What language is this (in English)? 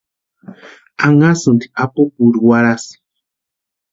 Western Highland Purepecha